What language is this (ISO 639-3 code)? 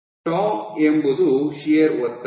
kan